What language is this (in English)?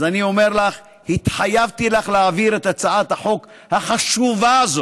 Hebrew